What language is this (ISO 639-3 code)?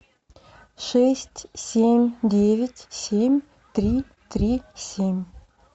rus